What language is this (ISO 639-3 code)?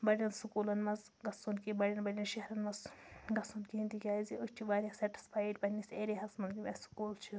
kas